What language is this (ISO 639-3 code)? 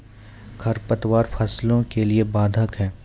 mai